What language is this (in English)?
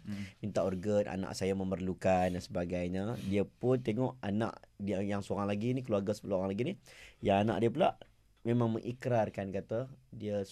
Malay